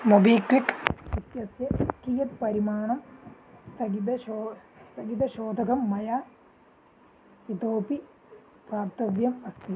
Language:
Sanskrit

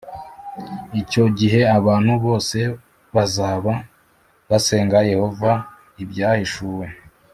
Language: Kinyarwanda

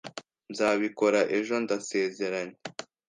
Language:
Kinyarwanda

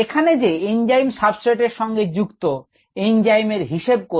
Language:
Bangla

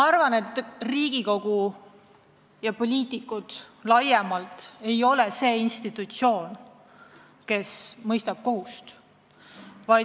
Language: Estonian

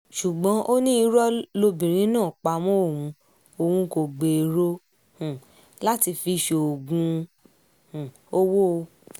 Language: Yoruba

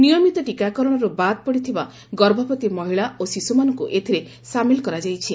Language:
Odia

